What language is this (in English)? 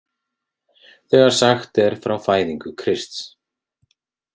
Icelandic